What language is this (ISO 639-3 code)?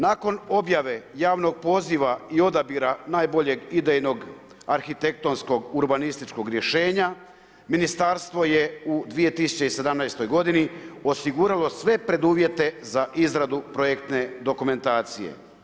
hrv